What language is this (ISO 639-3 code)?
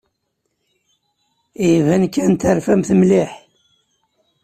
kab